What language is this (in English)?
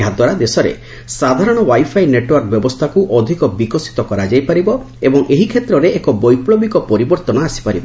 Odia